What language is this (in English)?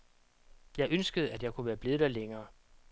Danish